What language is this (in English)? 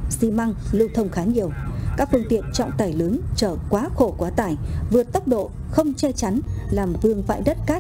Vietnamese